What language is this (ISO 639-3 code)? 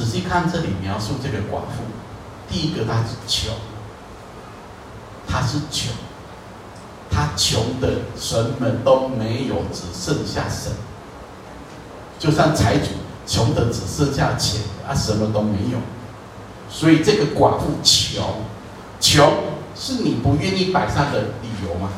zho